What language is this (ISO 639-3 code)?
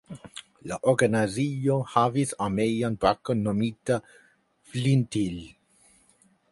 epo